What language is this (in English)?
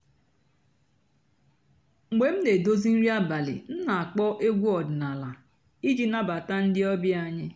Igbo